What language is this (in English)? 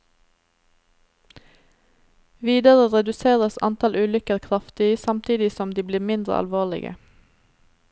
Norwegian